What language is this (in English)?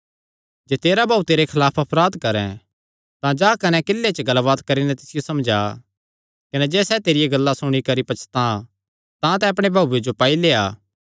Kangri